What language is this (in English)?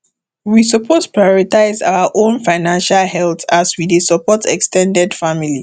Nigerian Pidgin